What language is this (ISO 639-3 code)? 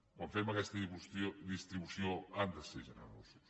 cat